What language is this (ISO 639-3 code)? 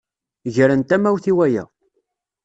kab